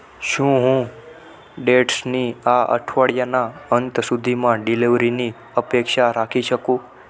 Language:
Gujarati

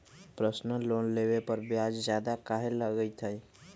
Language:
Magahi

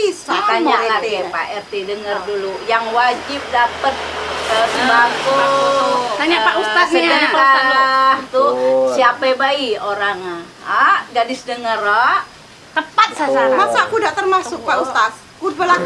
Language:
Indonesian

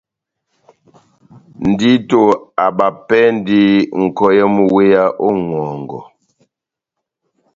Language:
Batanga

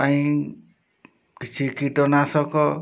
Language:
Odia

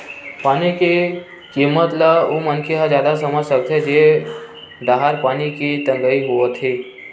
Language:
Chhattisgarhi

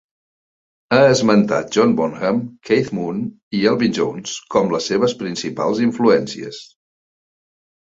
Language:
Catalan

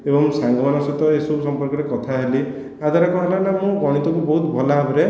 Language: Odia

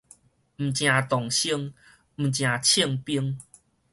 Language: Min Nan Chinese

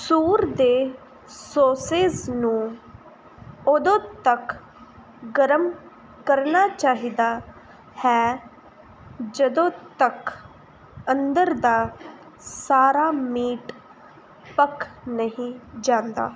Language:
Punjabi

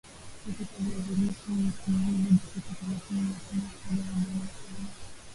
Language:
Swahili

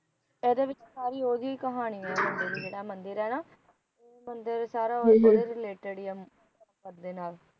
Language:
Punjabi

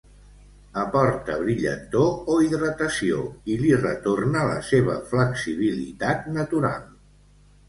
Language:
Catalan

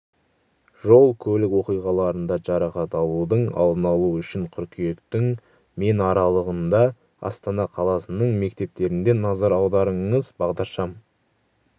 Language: Kazakh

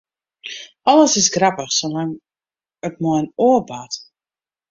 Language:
Western Frisian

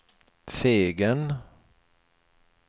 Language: Swedish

